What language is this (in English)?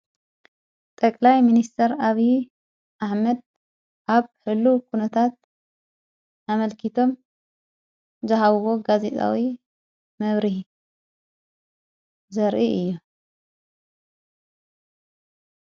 Tigrinya